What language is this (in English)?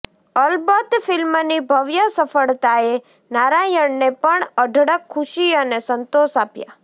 Gujarati